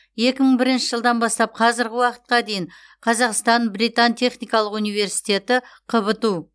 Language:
Kazakh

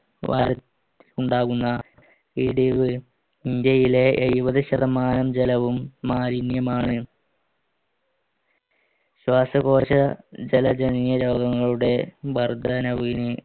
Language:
Malayalam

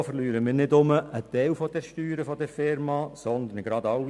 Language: Swiss German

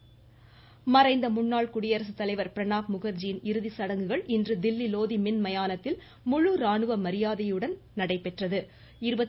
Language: Tamil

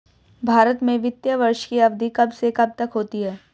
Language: Hindi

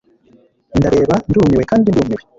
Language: Kinyarwanda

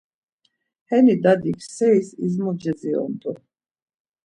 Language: Laz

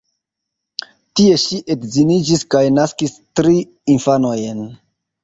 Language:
Esperanto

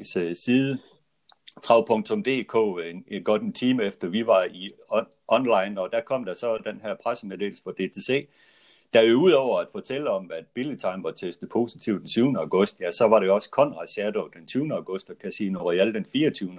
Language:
Danish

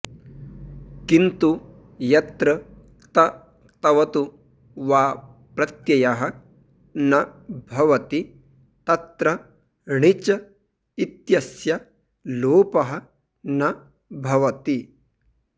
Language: Sanskrit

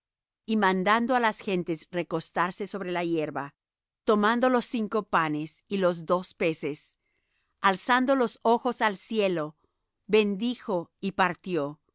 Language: Spanish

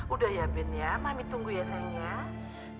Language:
Indonesian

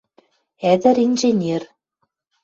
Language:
Western Mari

